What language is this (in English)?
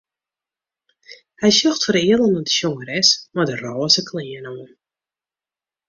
Western Frisian